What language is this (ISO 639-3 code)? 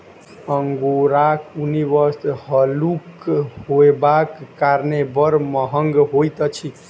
mai